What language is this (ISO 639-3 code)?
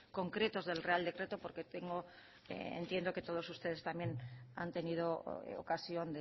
spa